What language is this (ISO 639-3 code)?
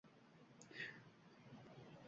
uzb